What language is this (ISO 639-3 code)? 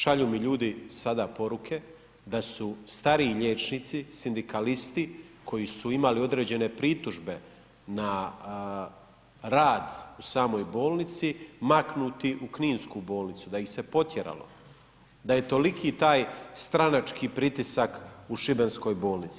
hrv